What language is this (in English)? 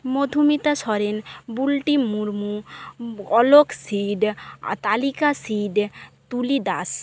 Bangla